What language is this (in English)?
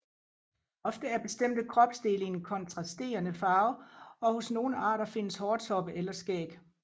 Danish